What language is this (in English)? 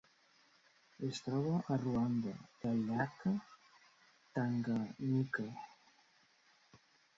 Catalan